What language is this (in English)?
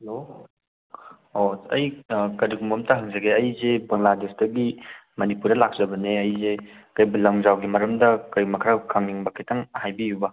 Manipuri